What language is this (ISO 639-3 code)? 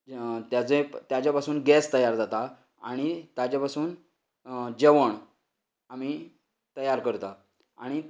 kok